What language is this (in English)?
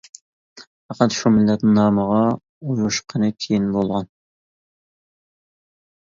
Uyghur